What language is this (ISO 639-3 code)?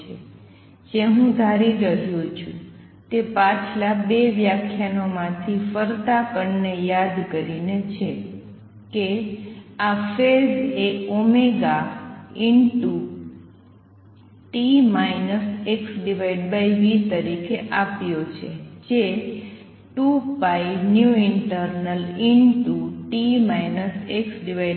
guj